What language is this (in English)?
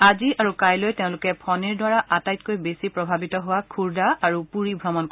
Assamese